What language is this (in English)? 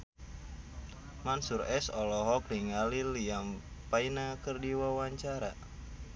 Sundanese